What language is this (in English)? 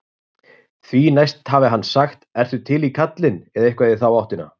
Icelandic